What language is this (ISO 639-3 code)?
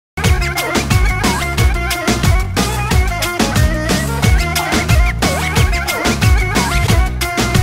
bul